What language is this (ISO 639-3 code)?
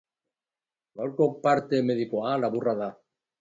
eus